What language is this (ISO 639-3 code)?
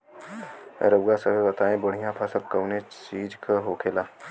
bho